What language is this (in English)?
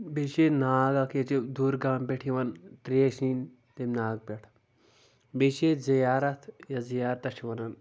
Kashmiri